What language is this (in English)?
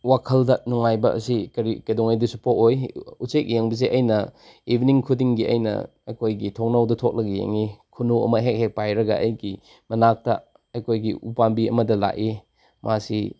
Manipuri